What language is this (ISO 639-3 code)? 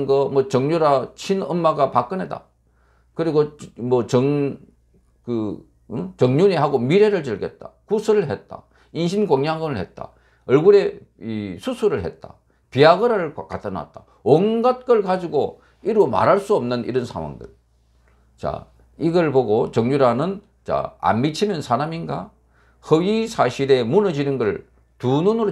kor